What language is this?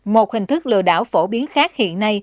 Vietnamese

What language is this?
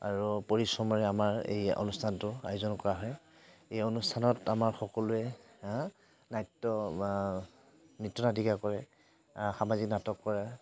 Assamese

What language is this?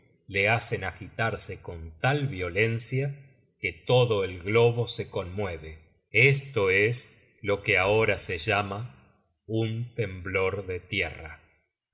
Spanish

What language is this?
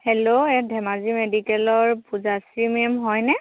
Assamese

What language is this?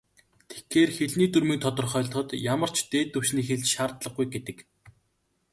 Mongolian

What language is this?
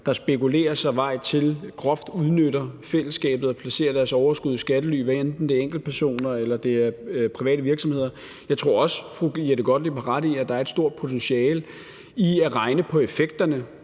Danish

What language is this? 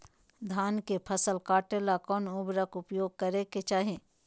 Magahi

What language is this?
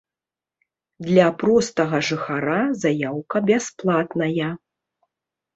Belarusian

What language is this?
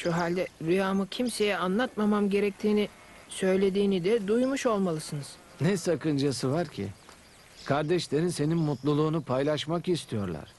Turkish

